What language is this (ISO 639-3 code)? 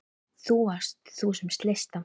isl